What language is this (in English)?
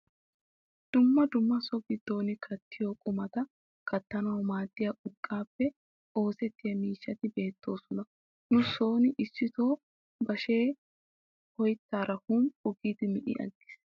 Wolaytta